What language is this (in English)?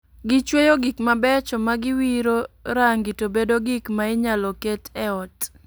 Luo (Kenya and Tanzania)